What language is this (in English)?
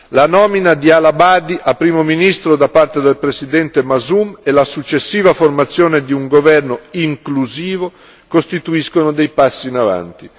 Italian